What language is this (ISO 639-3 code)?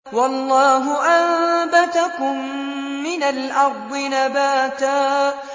ara